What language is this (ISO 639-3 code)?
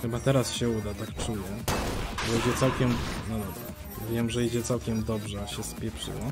pol